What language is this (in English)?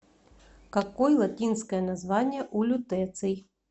Russian